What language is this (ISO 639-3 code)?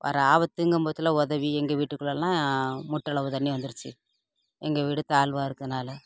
tam